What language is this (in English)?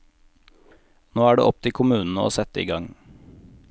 Norwegian